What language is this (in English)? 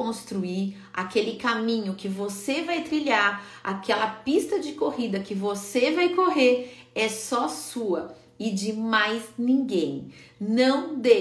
Portuguese